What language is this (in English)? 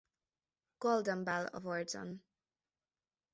Hungarian